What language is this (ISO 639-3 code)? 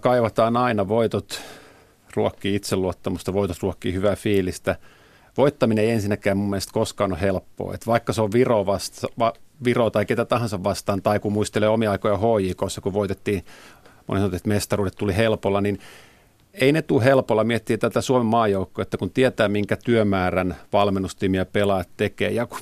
fin